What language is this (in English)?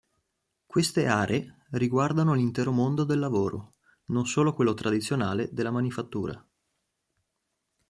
Italian